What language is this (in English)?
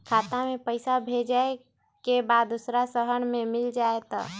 Magahi